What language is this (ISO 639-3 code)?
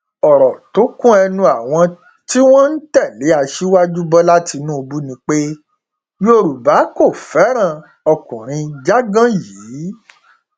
yor